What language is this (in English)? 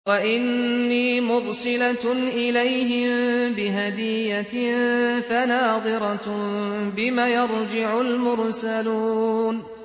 Arabic